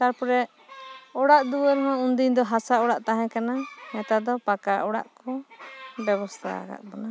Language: Santali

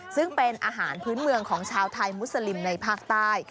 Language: Thai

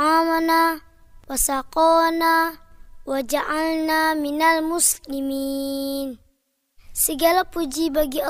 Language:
Indonesian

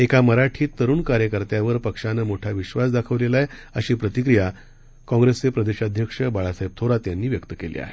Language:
Marathi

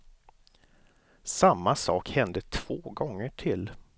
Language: Swedish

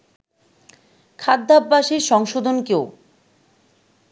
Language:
Bangla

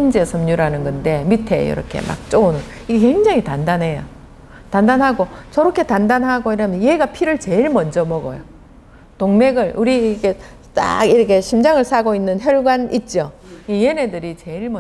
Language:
Korean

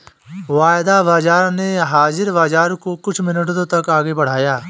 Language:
Hindi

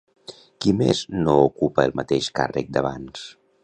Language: Catalan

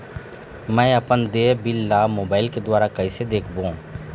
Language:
Chhattisgarhi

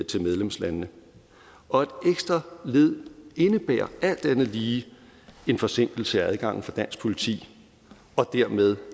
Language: Danish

